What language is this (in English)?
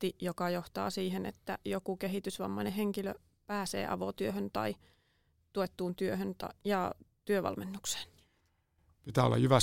Finnish